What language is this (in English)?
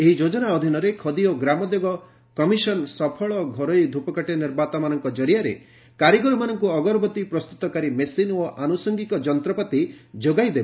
Odia